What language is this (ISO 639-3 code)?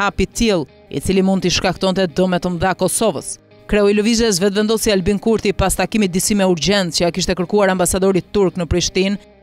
ita